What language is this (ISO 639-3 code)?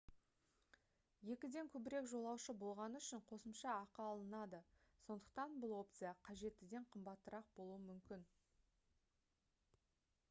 kaz